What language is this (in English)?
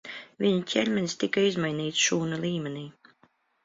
Latvian